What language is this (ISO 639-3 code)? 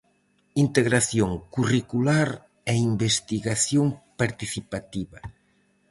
glg